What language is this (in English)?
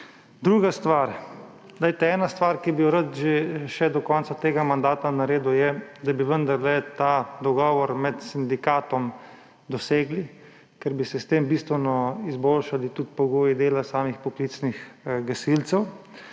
Slovenian